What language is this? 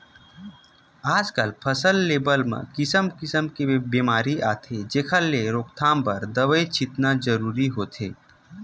Chhattisgarhi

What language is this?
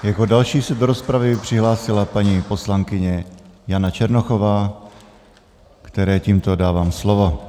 Czech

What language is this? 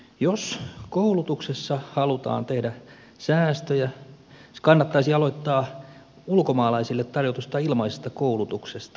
Finnish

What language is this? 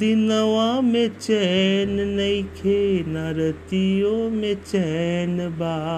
Hindi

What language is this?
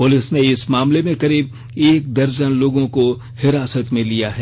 Hindi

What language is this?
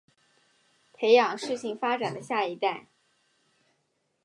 Chinese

